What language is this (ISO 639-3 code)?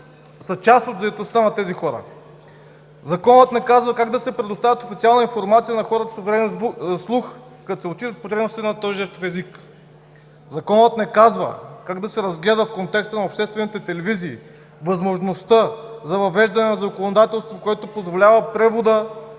bul